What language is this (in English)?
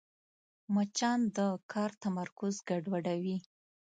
Pashto